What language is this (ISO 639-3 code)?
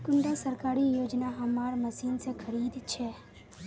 mag